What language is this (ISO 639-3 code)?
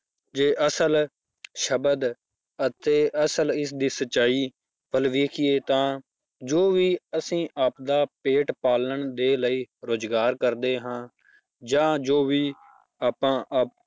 pan